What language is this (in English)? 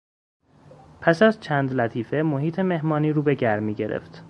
Persian